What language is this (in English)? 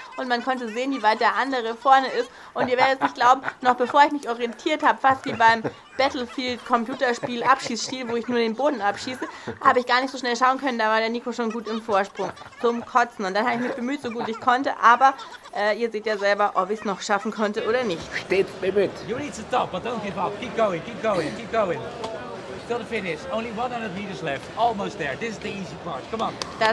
German